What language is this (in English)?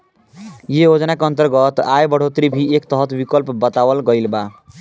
Bhojpuri